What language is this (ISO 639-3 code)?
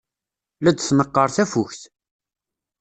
kab